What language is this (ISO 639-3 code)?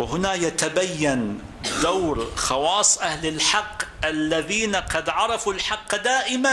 ara